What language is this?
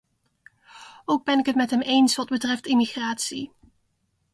Dutch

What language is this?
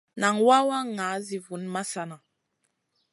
Masana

